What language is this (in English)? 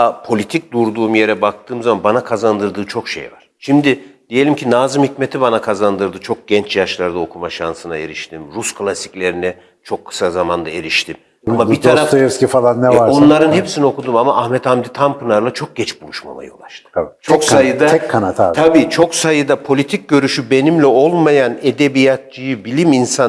Turkish